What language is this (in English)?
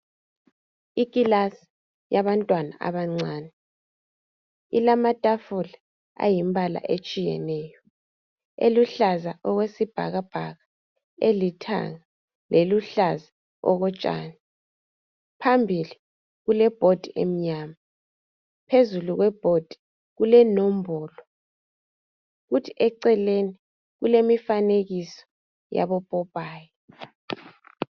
North Ndebele